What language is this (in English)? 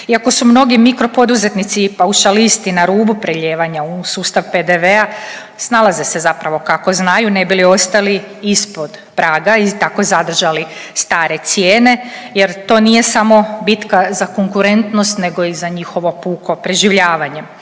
Croatian